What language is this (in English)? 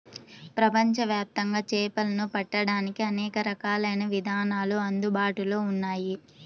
Telugu